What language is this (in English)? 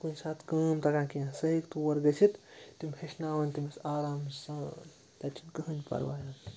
Kashmiri